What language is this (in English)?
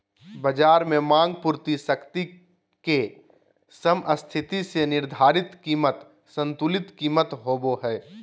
Magahi